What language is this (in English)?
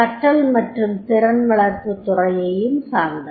Tamil